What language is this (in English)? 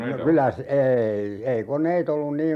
Finnish